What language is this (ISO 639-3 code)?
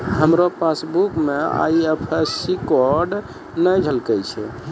mai